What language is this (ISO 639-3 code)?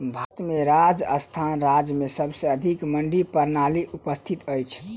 mai